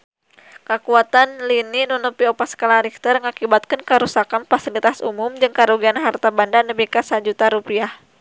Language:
Sundanese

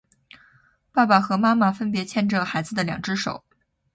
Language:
Chinese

